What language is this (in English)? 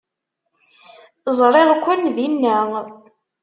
Kabyle